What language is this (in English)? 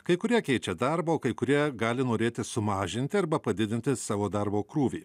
Lithuanian